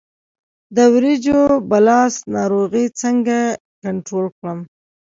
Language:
Pashto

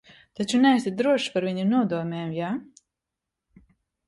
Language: Latvian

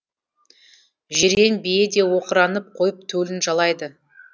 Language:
Kazakh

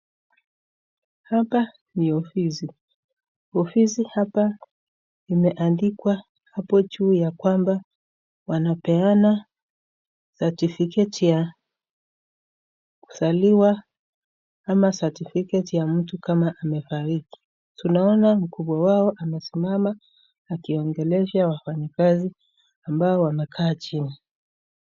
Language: Swahili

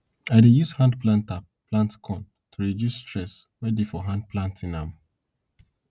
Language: Nigerian Pidgin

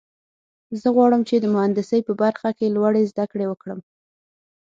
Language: Pashto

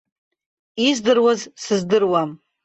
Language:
Abkhazian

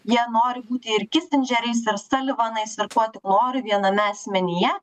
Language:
Lithuanian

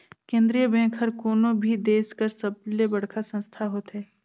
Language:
Chhattisgarhi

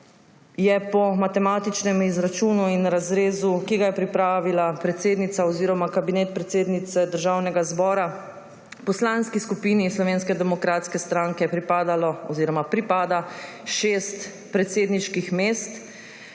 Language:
Slovenian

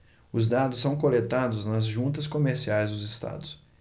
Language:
Portuguese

